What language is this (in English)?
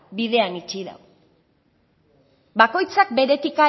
Basque